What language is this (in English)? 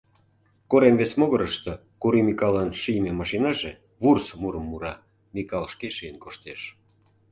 Mari